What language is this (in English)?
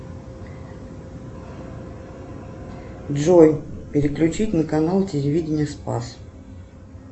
Russian